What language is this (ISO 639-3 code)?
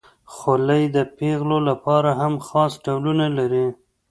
pus